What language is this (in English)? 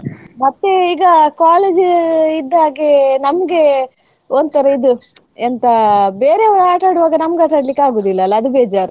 Kannada